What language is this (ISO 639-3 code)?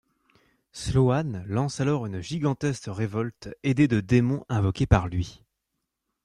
fra